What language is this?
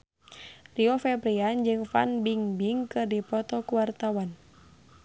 Sundanese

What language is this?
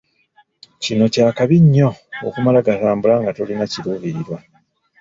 Ganda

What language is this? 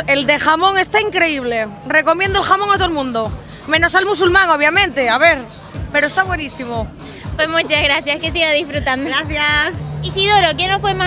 Spanish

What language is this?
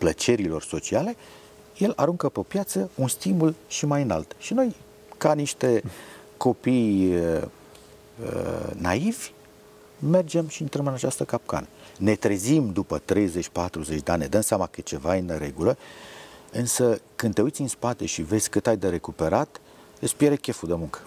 Romanian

